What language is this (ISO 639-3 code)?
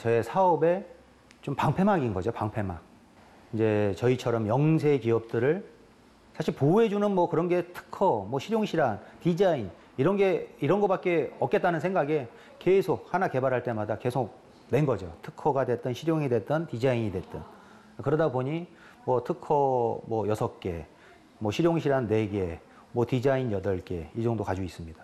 kor